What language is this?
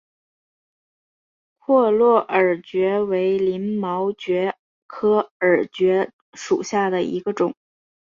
Chinese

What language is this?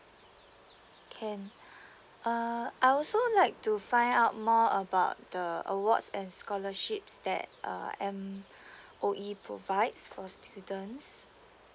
English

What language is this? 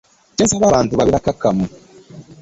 Ganda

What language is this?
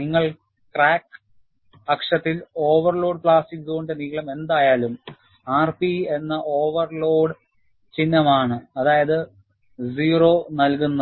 Malayalam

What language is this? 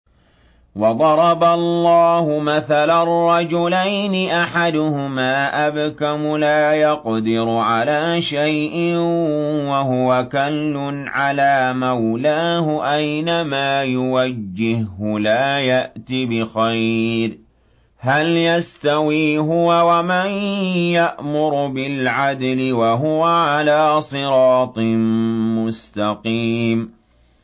Arabic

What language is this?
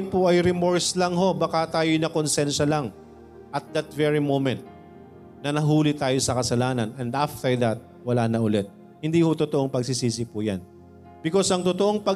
Filipino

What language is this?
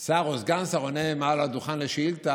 Hebrew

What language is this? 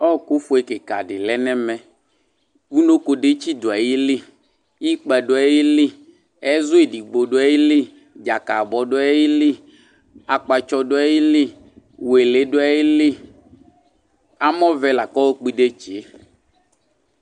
Ikposo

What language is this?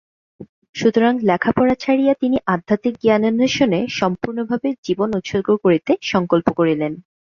Bangla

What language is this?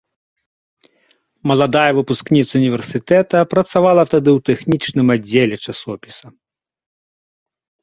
Belarusian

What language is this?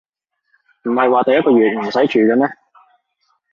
Cantonese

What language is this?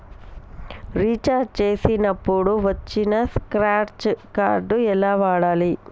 Telugu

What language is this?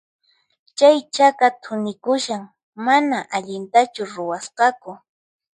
Puno Quechua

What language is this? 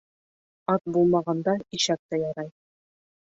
Bashkir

